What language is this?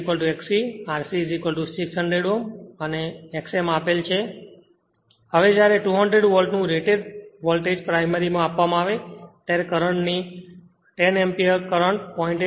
Gujarati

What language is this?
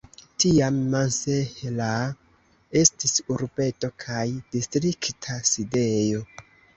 Esperanto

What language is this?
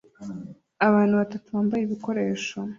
Kinyarwanda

